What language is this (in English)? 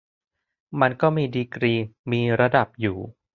Thai